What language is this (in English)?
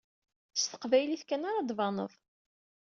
Kabyle